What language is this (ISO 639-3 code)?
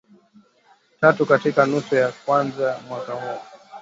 swa